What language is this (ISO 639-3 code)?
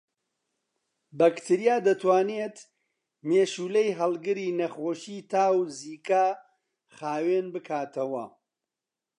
ckb